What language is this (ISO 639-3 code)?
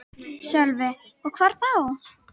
isl